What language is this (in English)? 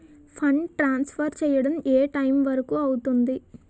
Telugu